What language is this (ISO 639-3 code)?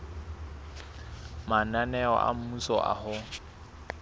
sot